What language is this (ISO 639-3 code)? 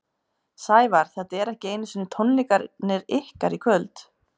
isl